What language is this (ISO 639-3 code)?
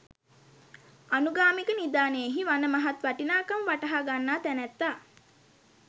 sin